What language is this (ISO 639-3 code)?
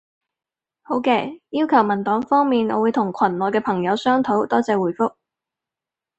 yue